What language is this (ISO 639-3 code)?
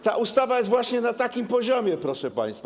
pol